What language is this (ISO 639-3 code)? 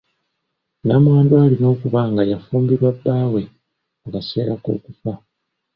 lug